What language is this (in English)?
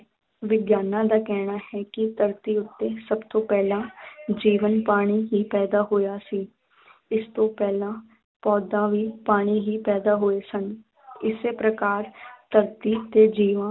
Punjabi